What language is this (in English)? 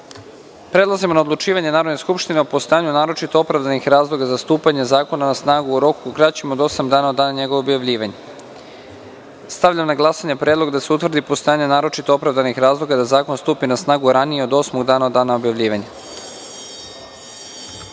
Serbian